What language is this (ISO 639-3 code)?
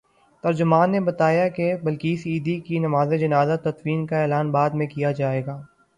urd